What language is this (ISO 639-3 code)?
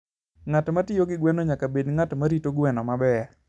luo